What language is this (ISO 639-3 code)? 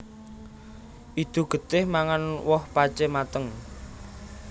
jav